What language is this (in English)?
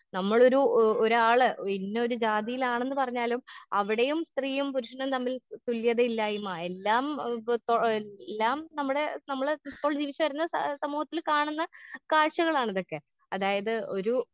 Malayalam